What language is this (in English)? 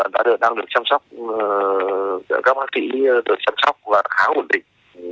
Vietnamese